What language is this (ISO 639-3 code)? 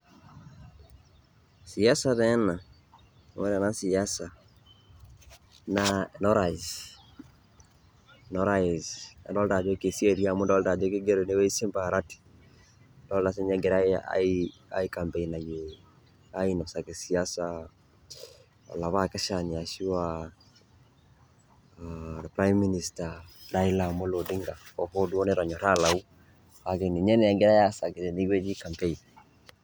mas